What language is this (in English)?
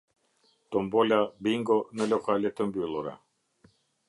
Albanian